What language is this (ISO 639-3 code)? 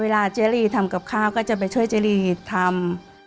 tha